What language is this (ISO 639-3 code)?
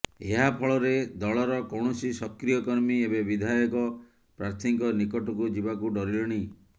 ori